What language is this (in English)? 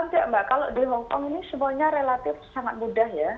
Indonesian